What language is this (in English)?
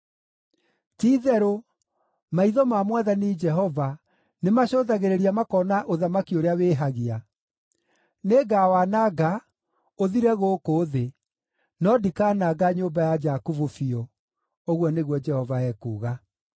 Kikuyu